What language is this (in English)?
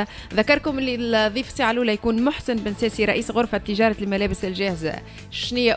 Arabic